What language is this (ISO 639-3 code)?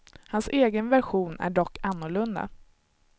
swe